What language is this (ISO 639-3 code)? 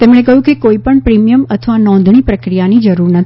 guj